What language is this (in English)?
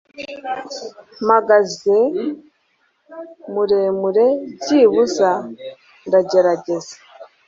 Kinyarwanda